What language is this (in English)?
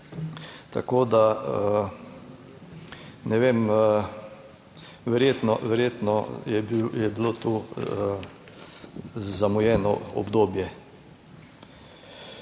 Slovenian